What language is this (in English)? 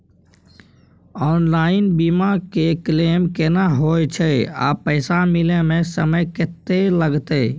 Maithili